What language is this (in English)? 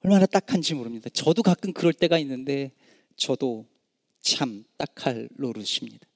Korean